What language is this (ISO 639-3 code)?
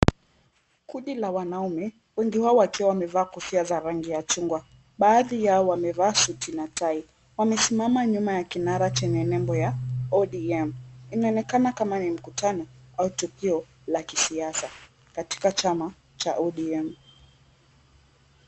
swa